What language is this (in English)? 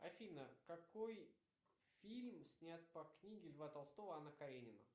Russian